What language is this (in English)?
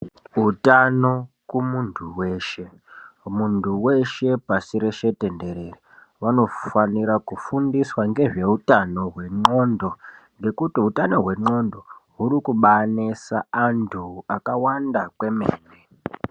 Ndau